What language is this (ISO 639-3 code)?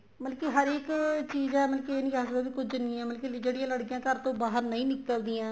pan